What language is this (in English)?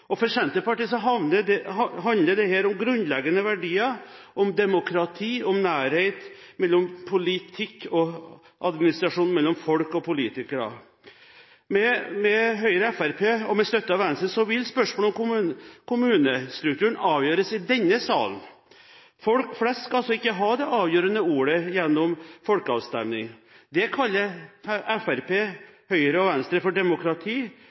Norwegian Bokmål